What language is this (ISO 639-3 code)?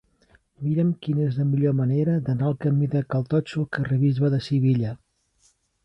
cat